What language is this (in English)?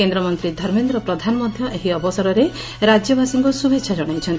Odia